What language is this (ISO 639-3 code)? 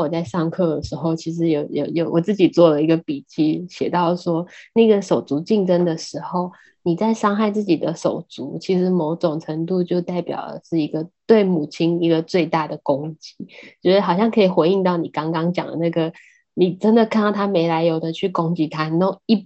zho